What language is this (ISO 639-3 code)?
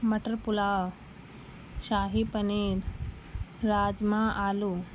urd